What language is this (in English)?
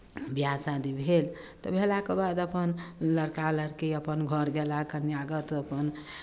Maithili